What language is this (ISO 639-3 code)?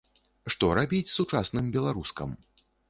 bel